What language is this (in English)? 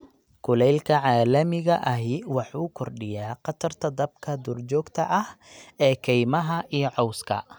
Somali